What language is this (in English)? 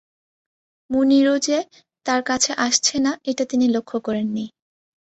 Bangla